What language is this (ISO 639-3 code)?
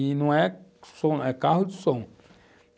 por